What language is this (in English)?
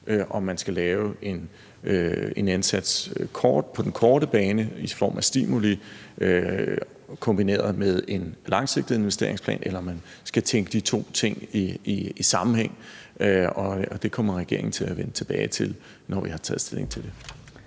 Danish